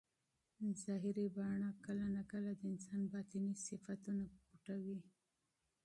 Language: Pashto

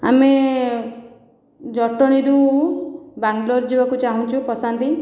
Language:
Odia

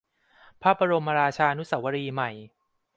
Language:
Thai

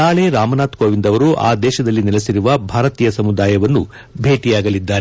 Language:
Kannada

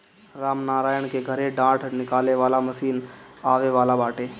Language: Bhojpuri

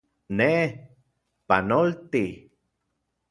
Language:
Central Puebla Nahuatl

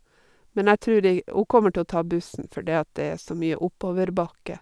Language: Norwegian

